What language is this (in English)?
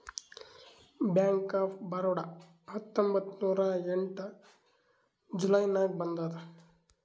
Kannada